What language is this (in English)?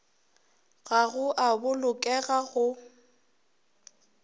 Northern Sotho